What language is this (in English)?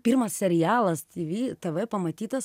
Lithuanian